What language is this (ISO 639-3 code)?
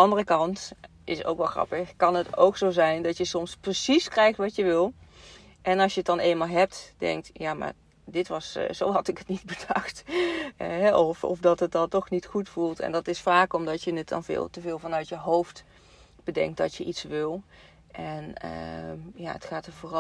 nld